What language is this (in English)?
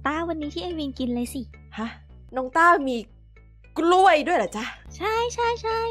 Thai